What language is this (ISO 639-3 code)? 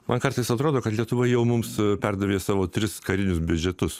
lit